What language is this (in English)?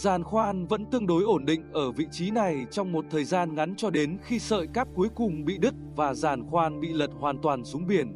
Vietnamese